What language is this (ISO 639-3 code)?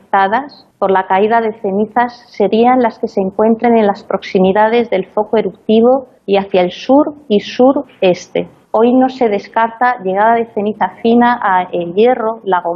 spa